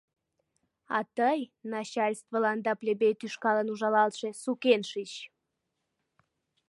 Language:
Mari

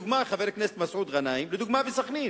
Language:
Hebrew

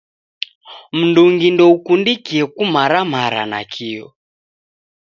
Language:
Taita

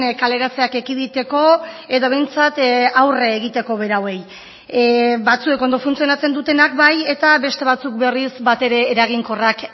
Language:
Basque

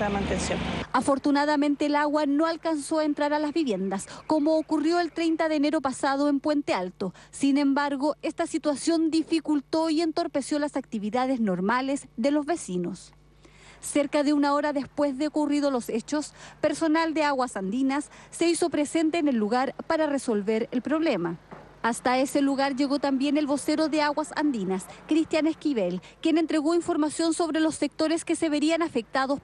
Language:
Spanish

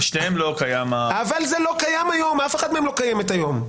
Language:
Hebrew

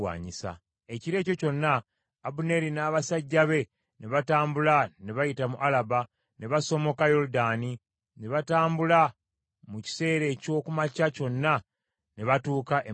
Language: Ganda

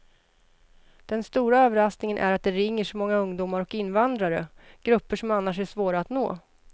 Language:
Swedish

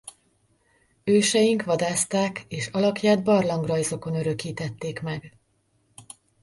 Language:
Hungarian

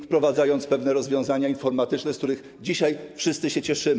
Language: Polish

